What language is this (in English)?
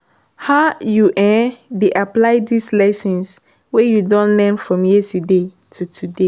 Nigerian Pidgin